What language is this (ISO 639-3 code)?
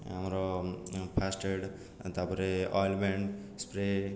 ori